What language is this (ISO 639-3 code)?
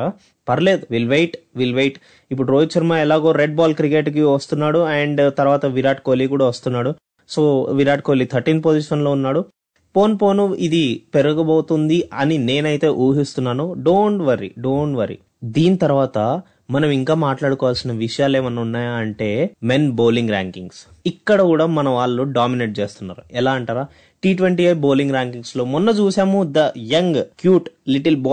tel